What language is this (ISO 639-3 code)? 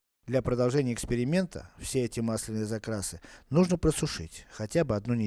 rus